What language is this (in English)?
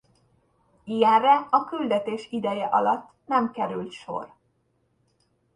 Hungarian